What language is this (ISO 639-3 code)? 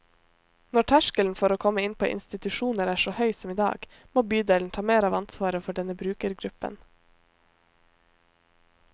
nor